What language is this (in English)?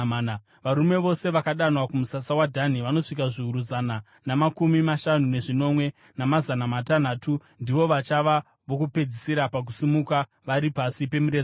Shona